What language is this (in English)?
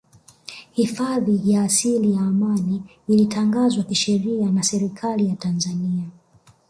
Swahili